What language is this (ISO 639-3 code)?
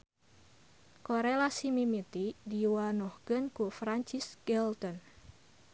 sun